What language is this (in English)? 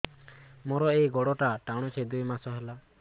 Odia